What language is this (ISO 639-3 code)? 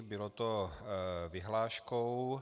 ces